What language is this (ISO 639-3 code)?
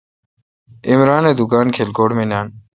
xka